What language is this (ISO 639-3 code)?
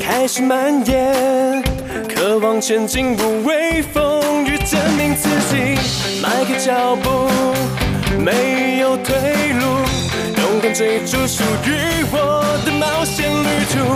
tha